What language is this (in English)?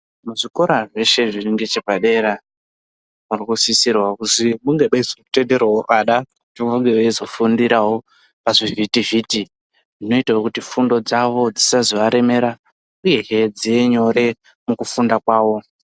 Ndau